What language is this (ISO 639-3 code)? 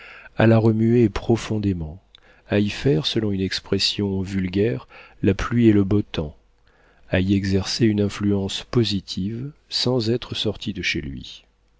fra